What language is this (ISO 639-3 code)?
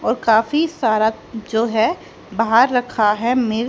hin